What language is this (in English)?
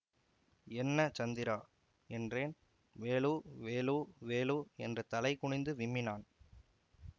Tamil